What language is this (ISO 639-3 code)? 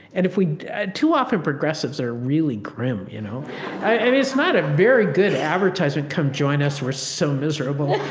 eng